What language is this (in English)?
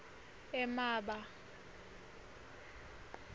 Swati